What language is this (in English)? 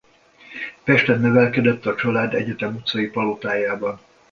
Hungarian